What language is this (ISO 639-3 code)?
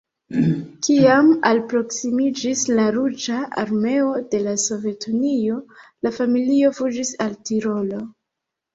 epo